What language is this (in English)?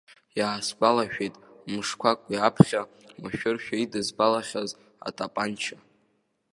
Abkhazian